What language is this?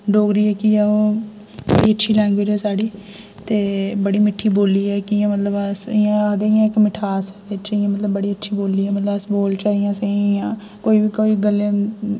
Dogri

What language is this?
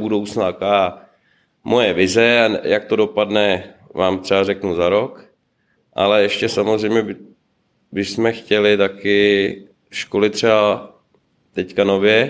Czech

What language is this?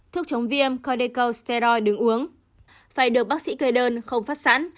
Vietnamese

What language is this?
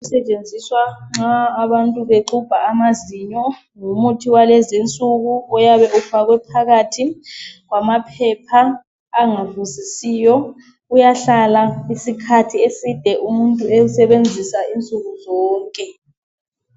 North Ndebele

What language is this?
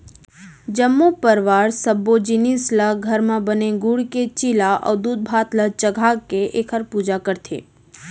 Chhattisgarhi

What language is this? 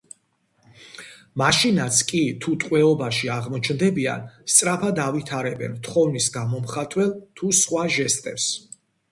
Georgian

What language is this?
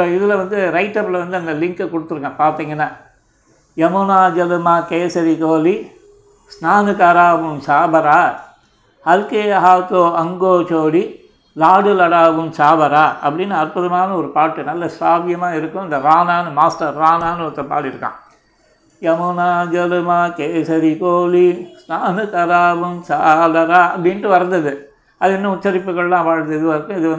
Tamil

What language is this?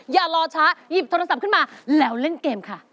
Thai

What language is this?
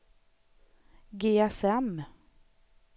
Swedish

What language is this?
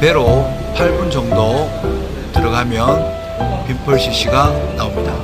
Korean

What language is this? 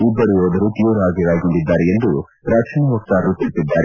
Kannada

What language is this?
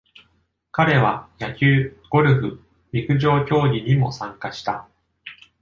Japanese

